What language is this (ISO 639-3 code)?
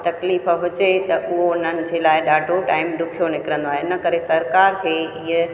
snd